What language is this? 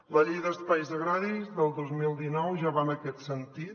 Catalan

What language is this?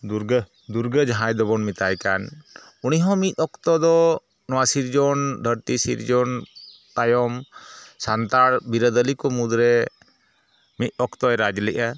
Santali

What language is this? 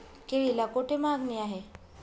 Marathi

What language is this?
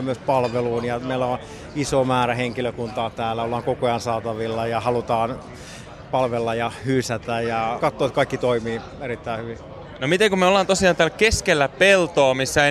Finnish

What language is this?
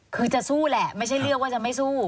Thai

